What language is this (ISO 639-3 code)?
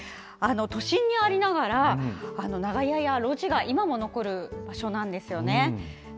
jpn